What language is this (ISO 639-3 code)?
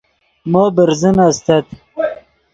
ydg